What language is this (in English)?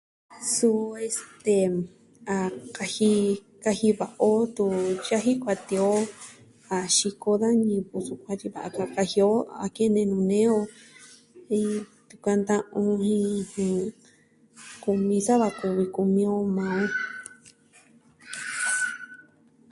Southwestern Tlaxiaco Mixtec